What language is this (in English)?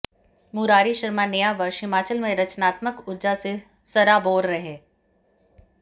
Hindi